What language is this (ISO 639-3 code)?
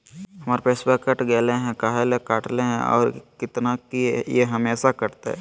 mag